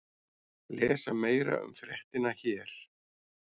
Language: Icelandic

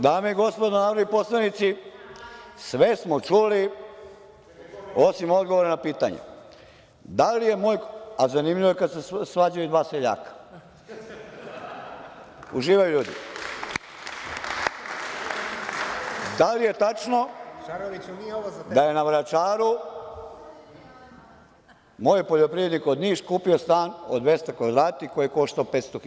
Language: Serbian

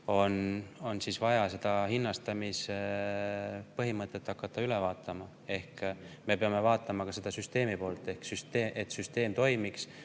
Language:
Estonian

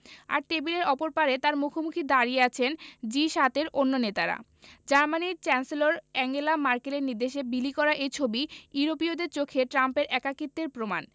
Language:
Bangla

